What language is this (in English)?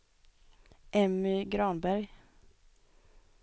Swedish